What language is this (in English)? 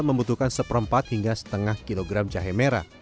Indonesian